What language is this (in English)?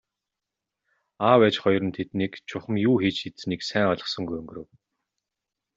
Mongolian